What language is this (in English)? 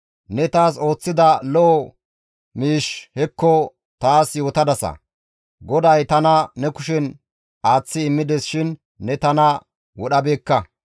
Gamo